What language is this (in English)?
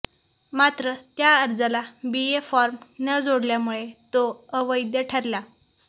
Marathi